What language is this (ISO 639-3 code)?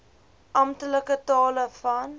afr